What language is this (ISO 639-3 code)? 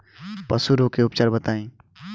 bho